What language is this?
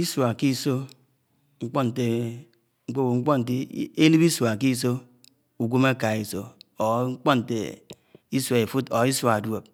Anaang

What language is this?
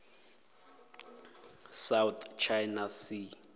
Northern Sotho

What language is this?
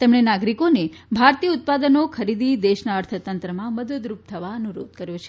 Gujarati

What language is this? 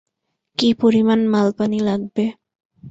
Bangla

